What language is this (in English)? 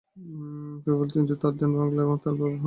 Bangla